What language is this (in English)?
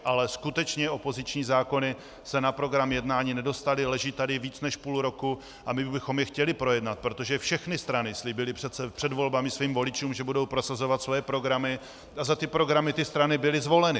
Czech